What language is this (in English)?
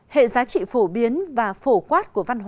Vietnamese